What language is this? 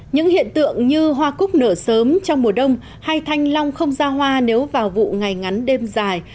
Vietnamese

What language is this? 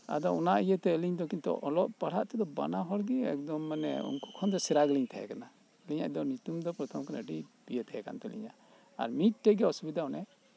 Santali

